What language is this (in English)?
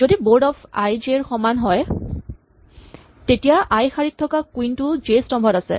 Assamese